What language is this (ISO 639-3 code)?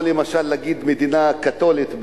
heb